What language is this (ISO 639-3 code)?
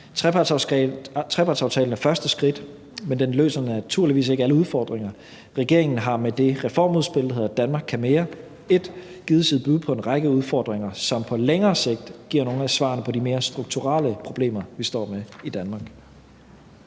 dan